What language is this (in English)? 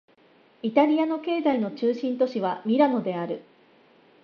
Japanese